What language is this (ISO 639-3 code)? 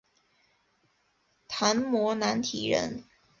zho